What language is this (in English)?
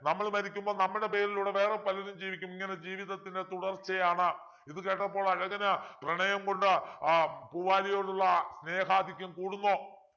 Malayalam